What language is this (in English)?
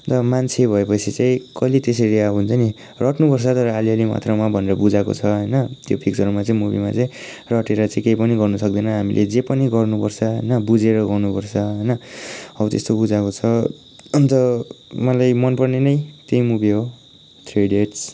Nepali